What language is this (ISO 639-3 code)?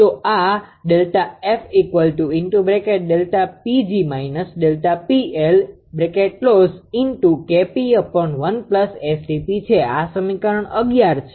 guj